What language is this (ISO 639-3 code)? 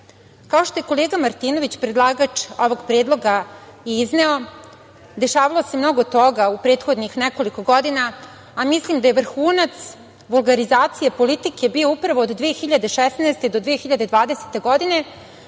srp